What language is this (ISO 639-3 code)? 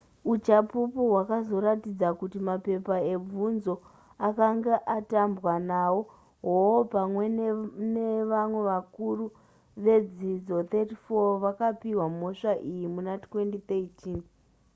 sna